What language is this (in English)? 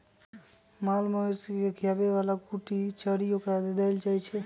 Magahi